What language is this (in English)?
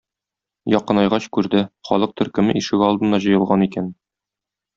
Tatar